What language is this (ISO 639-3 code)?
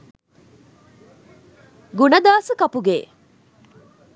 sin